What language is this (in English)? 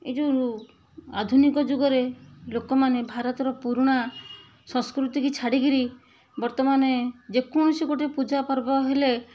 Odia